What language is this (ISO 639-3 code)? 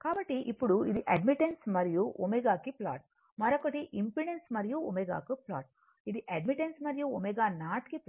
tel